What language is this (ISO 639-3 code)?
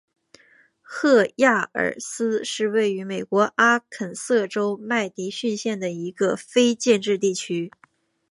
zho